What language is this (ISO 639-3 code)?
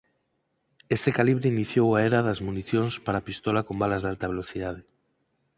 glg